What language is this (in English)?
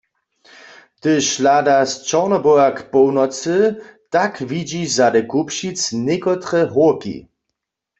Upper Sorbian